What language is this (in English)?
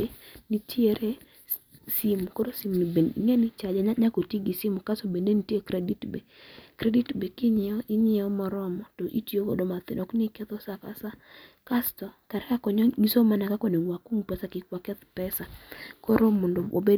Luo (Kenya and Tanzania)